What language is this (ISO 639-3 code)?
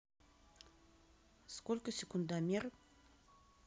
rus